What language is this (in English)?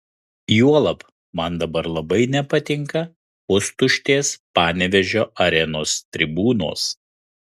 Lithuanian